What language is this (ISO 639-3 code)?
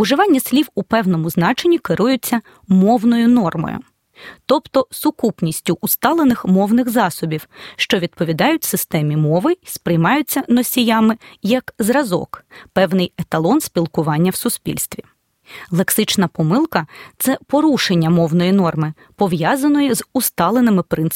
ukr